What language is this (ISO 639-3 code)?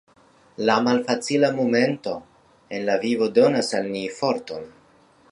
epo